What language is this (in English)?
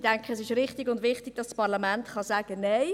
Swiss German